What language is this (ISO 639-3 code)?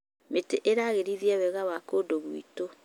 kik